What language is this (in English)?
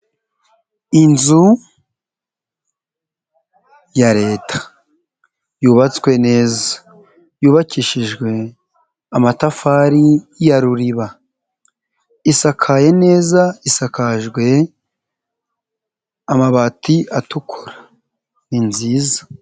Kinyarwanda